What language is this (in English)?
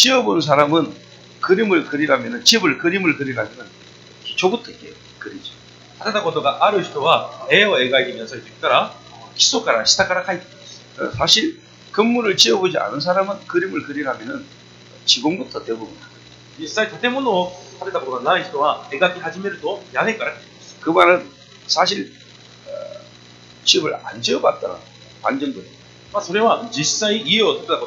Korean